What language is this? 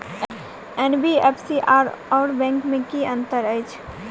Maithili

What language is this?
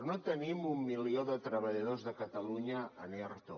Catalan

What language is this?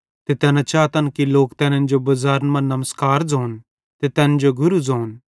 Bhadrawahi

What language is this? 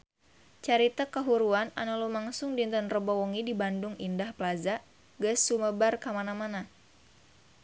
Sundanese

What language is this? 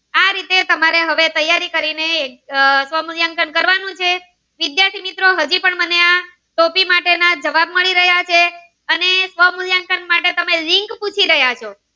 Gujarati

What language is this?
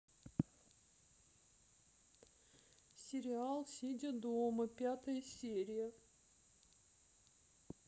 Russian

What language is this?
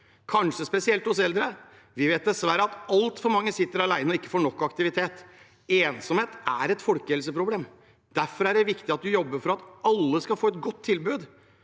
Norwegian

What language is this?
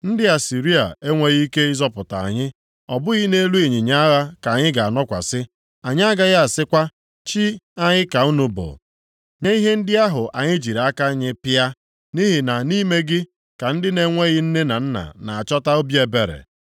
Igbo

